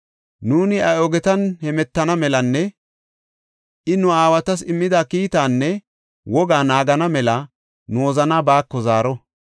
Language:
Gofa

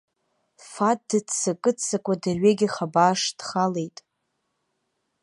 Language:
Abkhazian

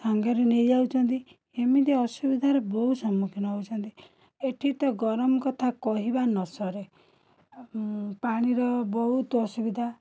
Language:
Odia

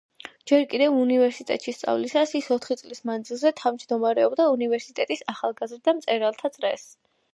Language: Georgian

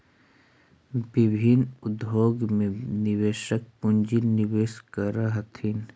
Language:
Magahi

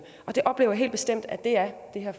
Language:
Danish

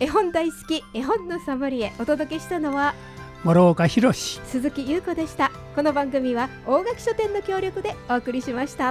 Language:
Japanese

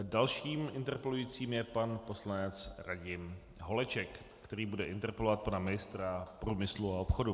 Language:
Czech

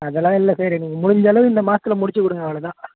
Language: Tamil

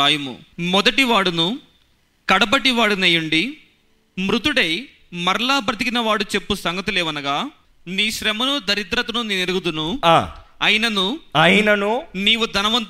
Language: Telugu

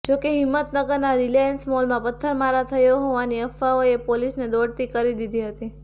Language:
Gujarati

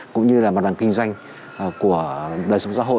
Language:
Vietnamese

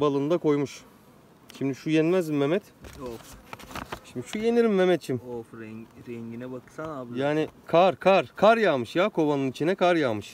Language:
Turkish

